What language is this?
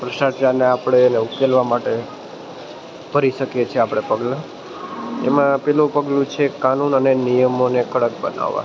Gujarati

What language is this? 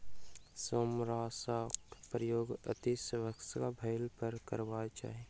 Maithili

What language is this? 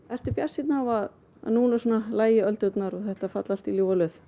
Icelandic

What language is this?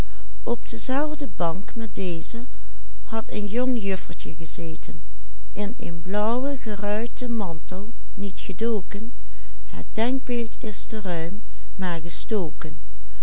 Dutch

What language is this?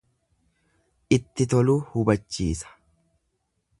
Oromo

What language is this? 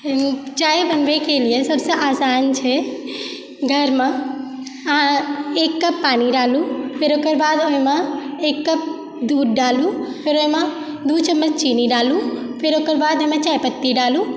Maithili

